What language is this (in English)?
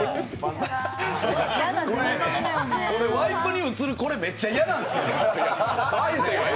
Japanese